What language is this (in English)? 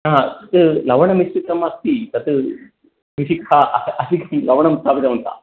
Sanskrit